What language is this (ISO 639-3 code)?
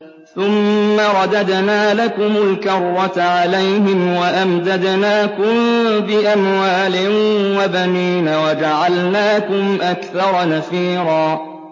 ara